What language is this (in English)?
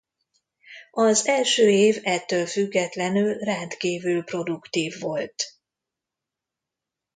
Hungarian